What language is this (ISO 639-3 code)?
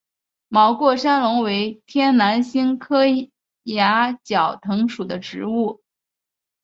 zho